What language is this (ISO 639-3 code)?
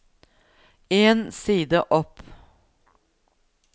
nor